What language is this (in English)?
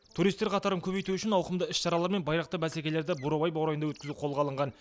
Kazakh